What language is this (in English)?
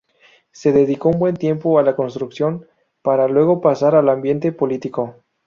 Spanish